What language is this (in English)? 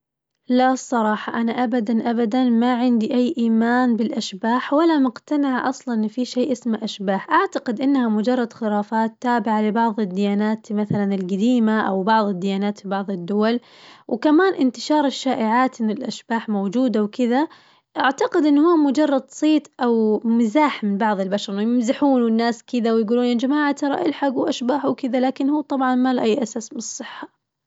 Najdi Arabic